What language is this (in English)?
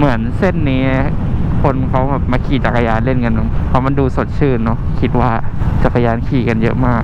Thai